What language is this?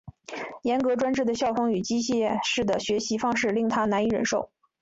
Chinese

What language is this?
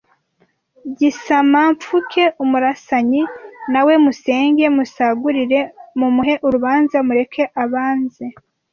Kinyarwanda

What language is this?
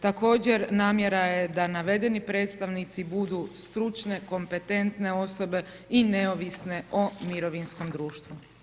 Croatian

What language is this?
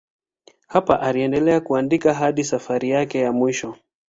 Swahili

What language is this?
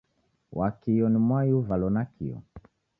Taita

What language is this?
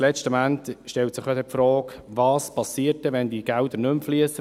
Swiss German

